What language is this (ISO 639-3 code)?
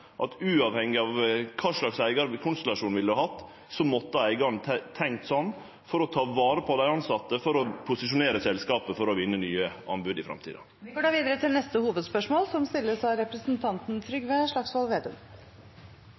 nor